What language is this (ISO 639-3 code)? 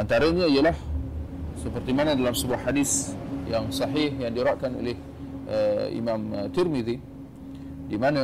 msa